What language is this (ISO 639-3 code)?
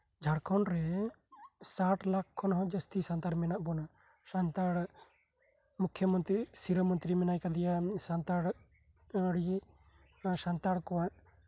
sat